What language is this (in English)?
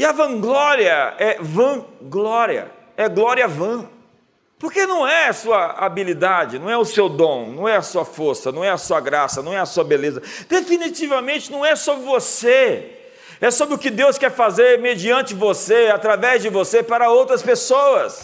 Portuguese